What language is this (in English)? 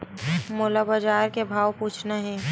Chhattisgarhi